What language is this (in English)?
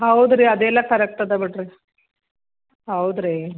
Kannada